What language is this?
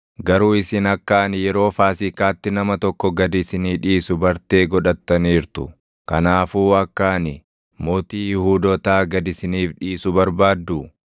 Oromo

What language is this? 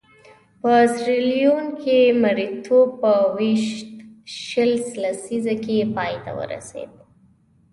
Pashto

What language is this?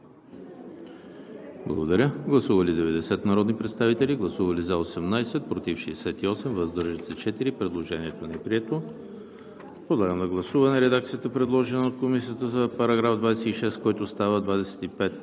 Bulgarian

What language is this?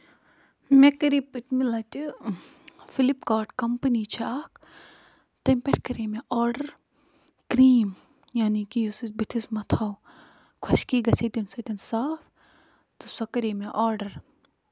Kashmiri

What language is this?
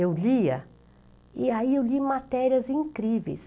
Portuguese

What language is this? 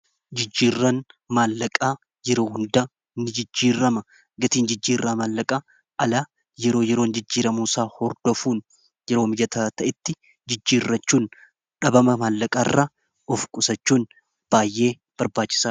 Oromo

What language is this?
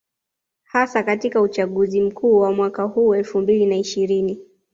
Swahili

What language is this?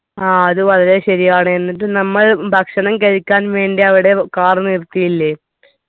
Malayalam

